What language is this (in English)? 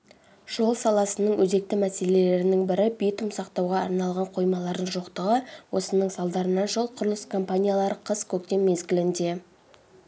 Kazakh